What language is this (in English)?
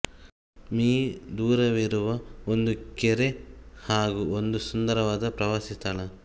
Kannada